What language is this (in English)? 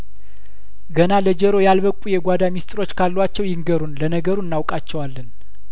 Amharic